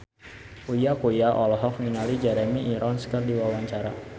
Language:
Sundanese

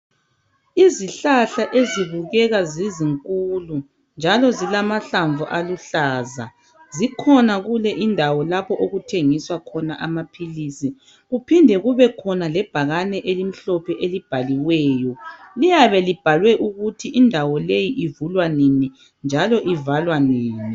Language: North Ndebele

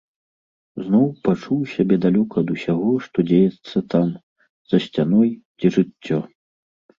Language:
Belarusian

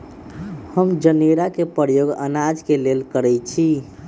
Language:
Magahi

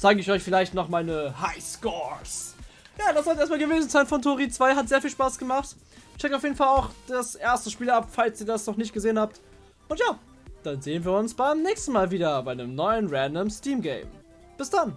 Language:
German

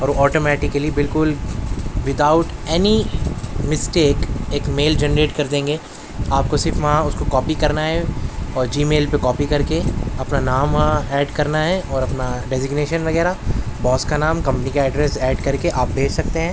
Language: Urdu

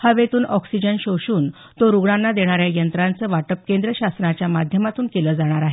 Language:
Marathi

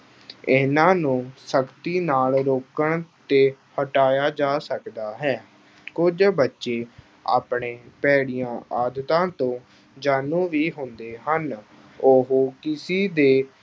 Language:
Punjabi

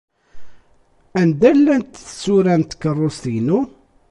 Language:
Kabyle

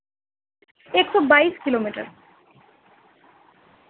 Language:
Urdu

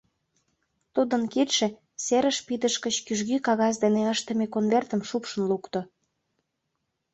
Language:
Mari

